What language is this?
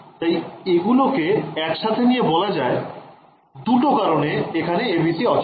Bangla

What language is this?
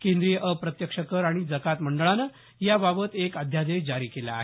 Marathi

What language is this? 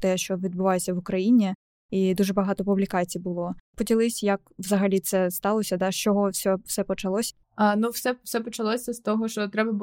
Ukrainian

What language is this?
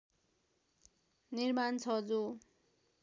Nepali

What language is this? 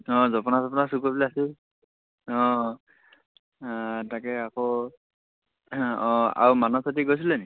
Assamese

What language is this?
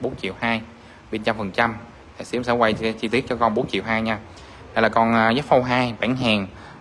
Vietnamese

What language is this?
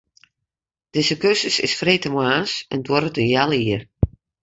Western Frisian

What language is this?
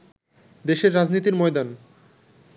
Bangla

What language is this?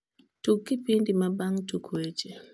Luo (Kenya and Tanzania)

